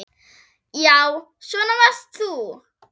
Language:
Icelandic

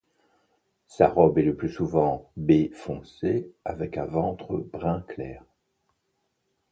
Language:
French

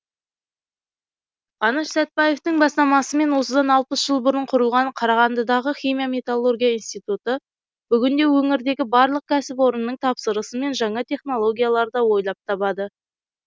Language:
Kazakh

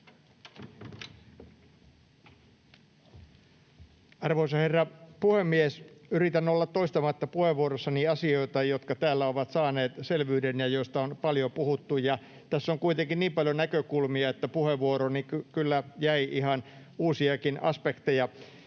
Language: Finnish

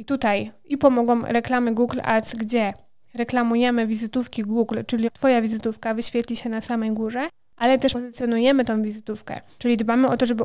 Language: Polish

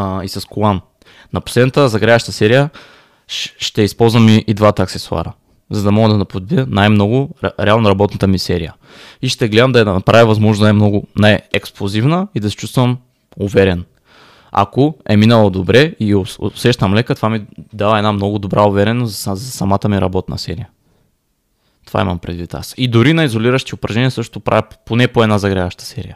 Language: Bulgarian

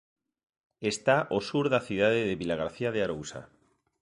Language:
Galician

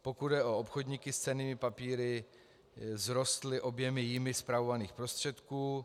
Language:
Czech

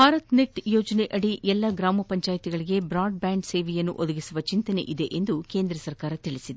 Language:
Kannada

